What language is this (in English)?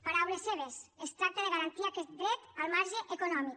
Catalan